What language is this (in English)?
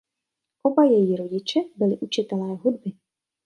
Czech